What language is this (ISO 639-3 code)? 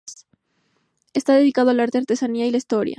spa